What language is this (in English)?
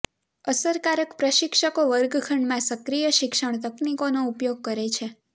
Gujarati